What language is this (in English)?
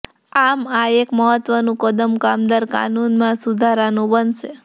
Gujarati